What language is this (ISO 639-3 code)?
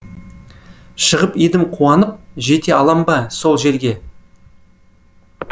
kaz